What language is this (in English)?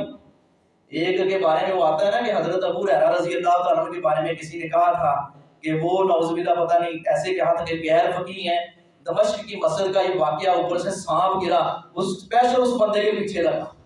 Urdu